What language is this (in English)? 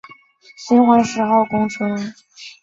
Chinese